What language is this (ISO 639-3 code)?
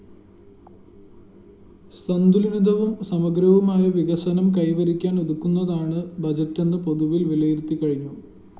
mal